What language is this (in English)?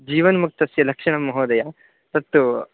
Sanskrit